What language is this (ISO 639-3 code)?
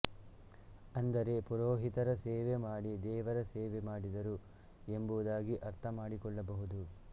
kan